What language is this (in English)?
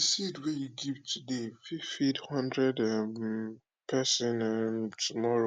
Nigerian Pidgin